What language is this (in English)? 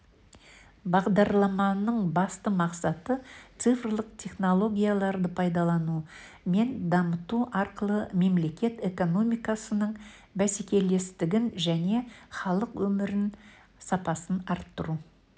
Kazakh